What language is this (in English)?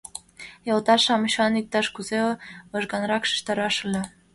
Mari